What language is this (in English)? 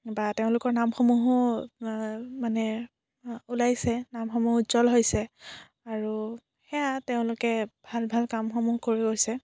Assamese